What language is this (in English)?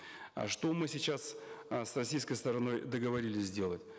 Kazakh